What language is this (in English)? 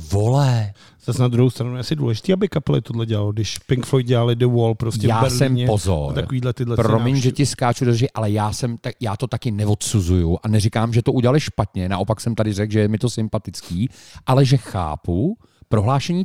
Czech